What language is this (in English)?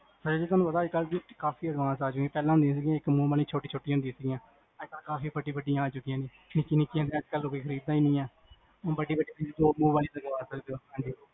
Punjabi